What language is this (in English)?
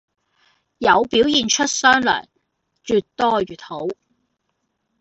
Cantonese